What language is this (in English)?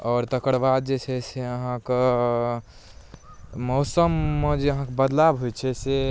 Maithili